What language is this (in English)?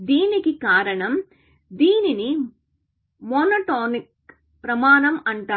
Telugu